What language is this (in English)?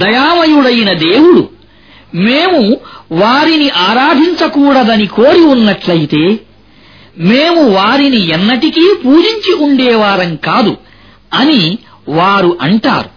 Arabic